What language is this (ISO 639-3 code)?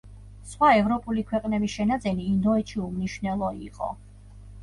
kat